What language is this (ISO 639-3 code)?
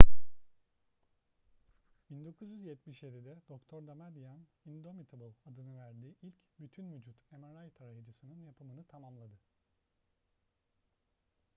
tur